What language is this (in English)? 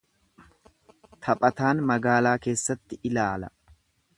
Oromo